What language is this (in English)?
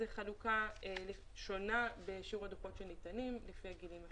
Hebrew